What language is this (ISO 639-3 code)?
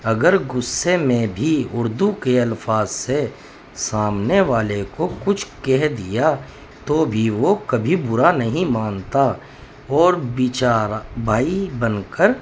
urd